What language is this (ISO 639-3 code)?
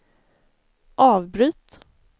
swe